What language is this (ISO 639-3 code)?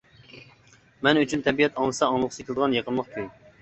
uig